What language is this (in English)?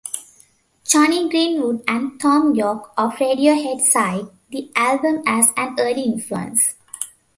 English